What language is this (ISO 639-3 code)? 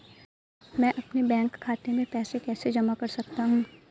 hin